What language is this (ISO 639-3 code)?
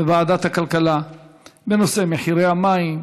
heb